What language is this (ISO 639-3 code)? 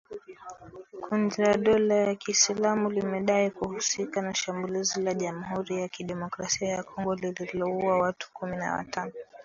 swa